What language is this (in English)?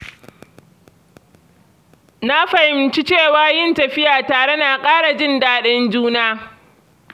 Hausa